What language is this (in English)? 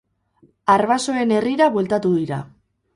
Basque